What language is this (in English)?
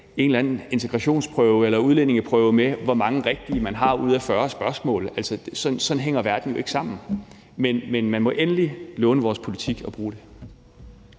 Danish